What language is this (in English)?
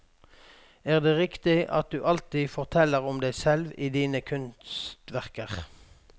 Norwegian